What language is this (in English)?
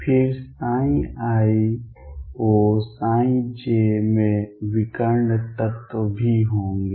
Hindi